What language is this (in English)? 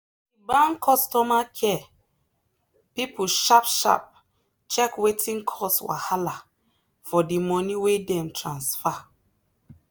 Nigerian Pidgin